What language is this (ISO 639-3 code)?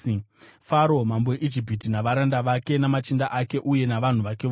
sna